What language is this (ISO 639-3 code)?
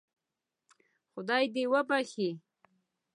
pus